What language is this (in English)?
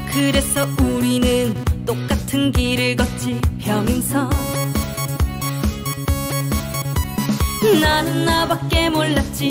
Korean